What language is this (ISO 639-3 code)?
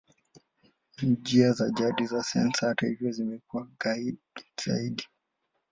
swa